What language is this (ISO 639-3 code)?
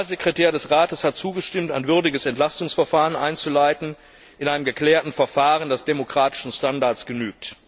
deu